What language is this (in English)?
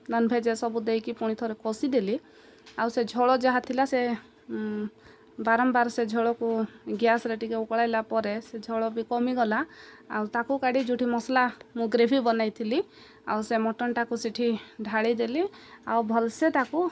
Odia